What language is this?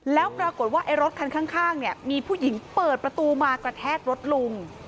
Thai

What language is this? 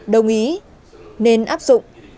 Vietnamese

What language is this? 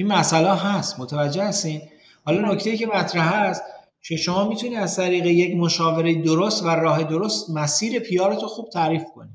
Persian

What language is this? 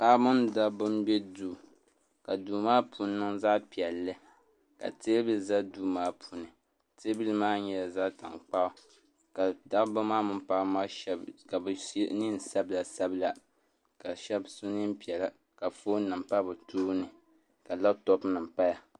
Dagbani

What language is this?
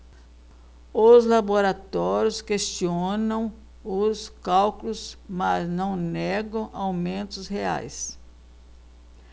Portuguese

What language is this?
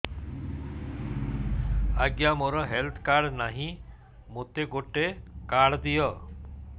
Odia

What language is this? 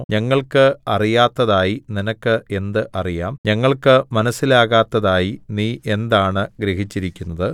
Malayalam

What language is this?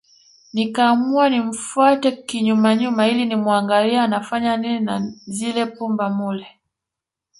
Swahili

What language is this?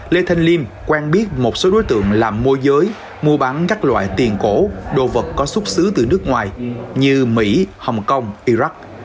Vietnamese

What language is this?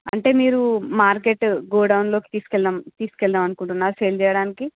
Telugu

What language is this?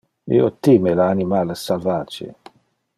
Interlingua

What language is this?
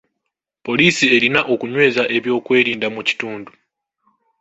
Ganda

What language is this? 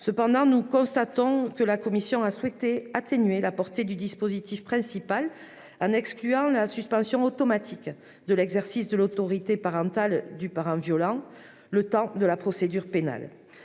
French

